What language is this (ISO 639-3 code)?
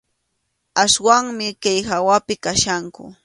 qxu